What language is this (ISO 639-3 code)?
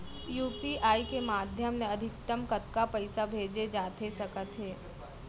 hne